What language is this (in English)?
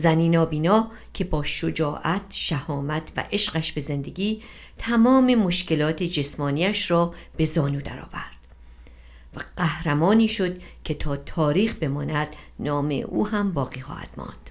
Persian